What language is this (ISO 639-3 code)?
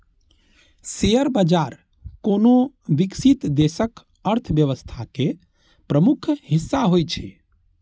mai